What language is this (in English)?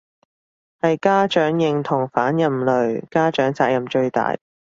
Cantonese